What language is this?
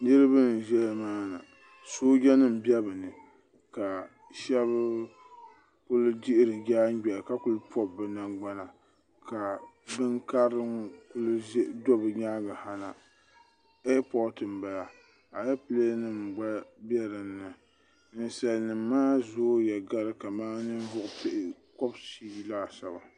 Dagbani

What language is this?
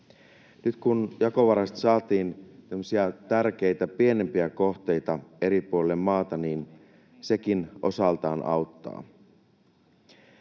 Finnish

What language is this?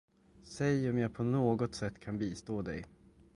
Swedish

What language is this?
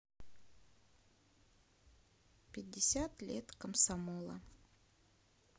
Russian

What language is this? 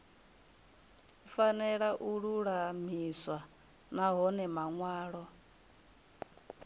Venda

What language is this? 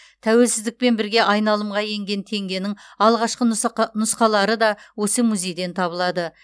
Kazakh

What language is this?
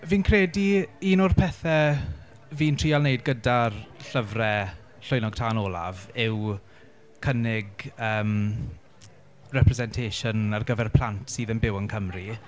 Welsh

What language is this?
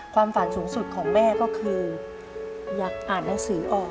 Thai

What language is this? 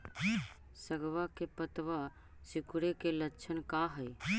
Magahi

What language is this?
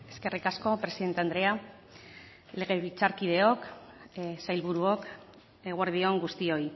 Basque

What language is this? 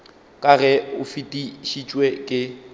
Northern Sotho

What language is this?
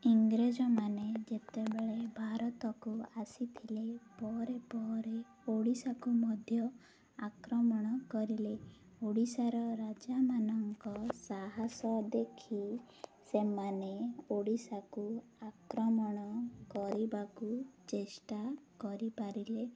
Odia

